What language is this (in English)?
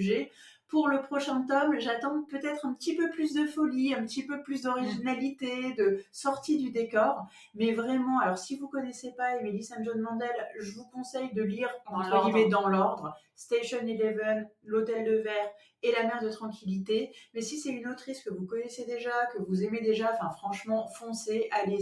French